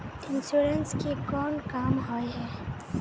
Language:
Magahi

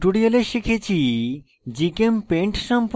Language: Bangla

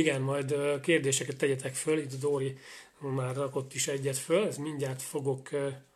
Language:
Hungarian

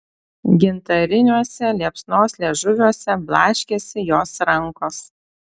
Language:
Lithuanian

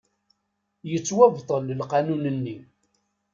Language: Kabyle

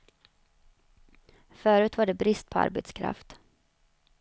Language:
Swedish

